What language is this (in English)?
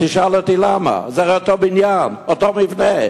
Hebrew